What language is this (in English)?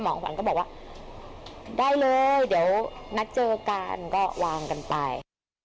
Thai